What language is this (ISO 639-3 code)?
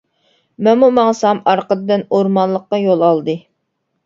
uig